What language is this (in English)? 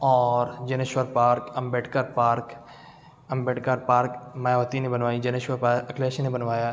Urdu